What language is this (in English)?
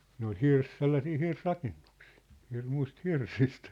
Finnish